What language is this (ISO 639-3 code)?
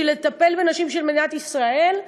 heb